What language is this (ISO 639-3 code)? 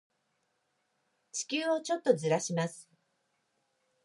jpn